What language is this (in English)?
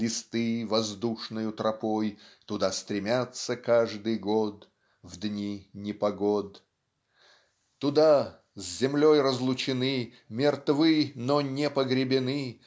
Russian